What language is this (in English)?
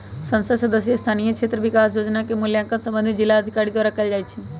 Magahi